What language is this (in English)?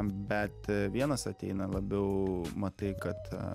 Lithuanian